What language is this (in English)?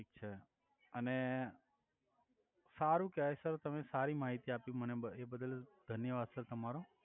Gujarati